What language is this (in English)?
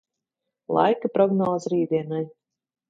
Latvian